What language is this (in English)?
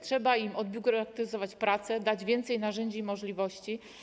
Polish